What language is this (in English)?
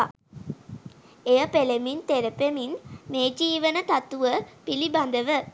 Sinhala